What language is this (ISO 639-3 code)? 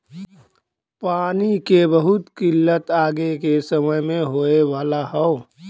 bho